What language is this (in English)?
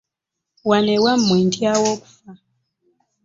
Ganda